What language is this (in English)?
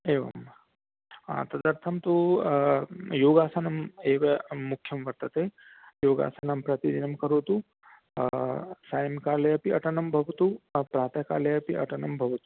Sanskrit